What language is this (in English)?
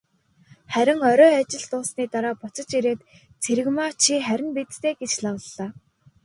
Mongolian